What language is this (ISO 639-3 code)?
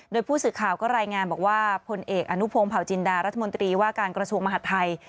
tha